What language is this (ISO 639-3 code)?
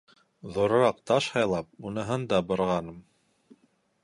bak